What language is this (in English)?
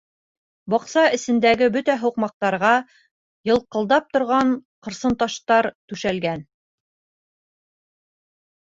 Bashkir